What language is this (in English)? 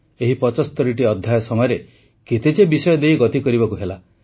Odia